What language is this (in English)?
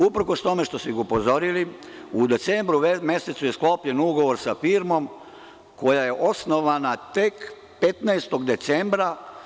Serbian